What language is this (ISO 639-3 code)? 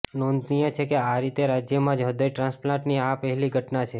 guj